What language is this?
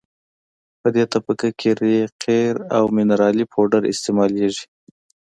Pashto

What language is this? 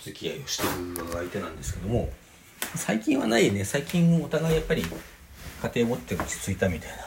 Japanese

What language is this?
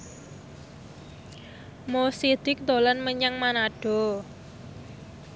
Javanese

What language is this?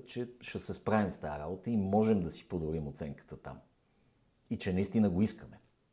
Bulgarian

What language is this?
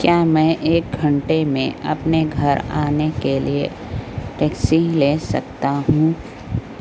Urdu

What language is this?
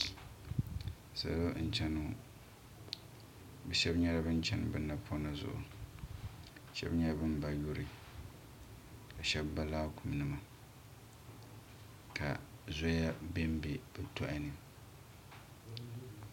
Dagbani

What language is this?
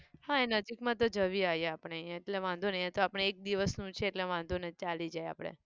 Gujarati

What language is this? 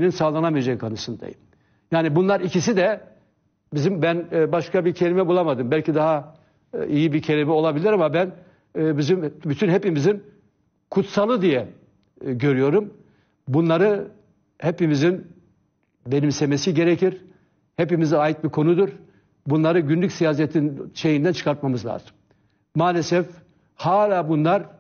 Turkish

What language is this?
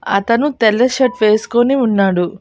Telugu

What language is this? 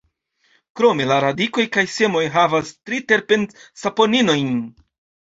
Esperanto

